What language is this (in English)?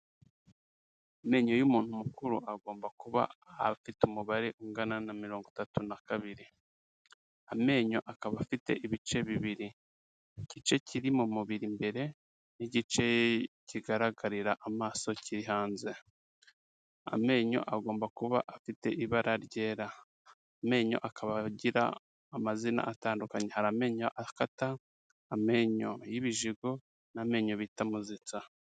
Kinyarwanda